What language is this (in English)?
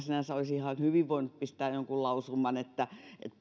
Finnish